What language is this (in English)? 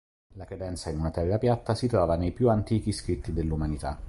Italian